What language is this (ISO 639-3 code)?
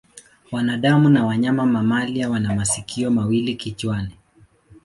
swa